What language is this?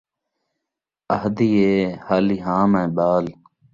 Saraiki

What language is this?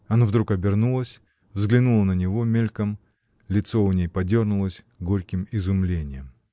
Russian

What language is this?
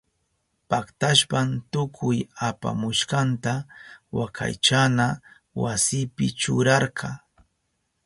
Southern Pastaza Quechua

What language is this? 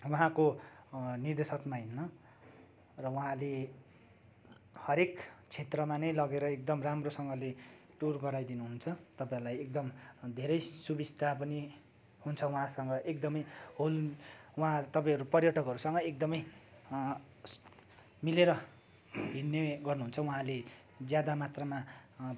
Nepali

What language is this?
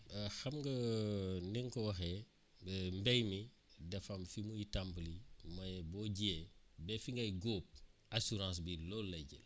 Wolof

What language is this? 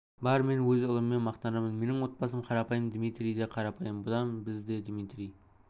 Kazakh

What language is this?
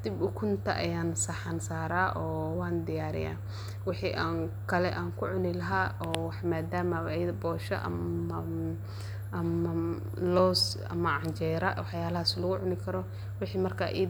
Somali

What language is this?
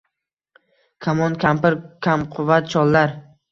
Uzbek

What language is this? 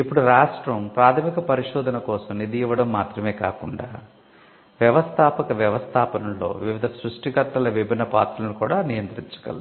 Telugu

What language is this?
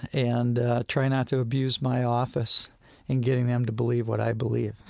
English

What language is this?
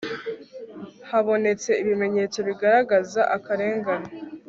Kinyarwanda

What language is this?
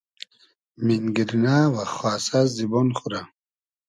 Hazaragi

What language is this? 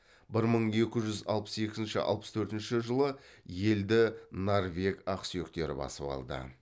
Kazakh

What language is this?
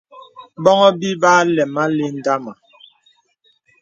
Bebele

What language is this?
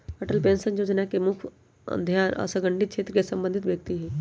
Magahi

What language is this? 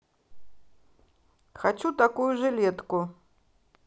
Russian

